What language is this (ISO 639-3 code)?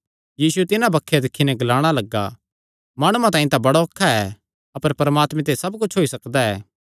xnr